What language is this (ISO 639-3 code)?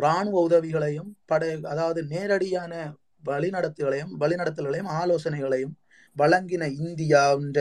tam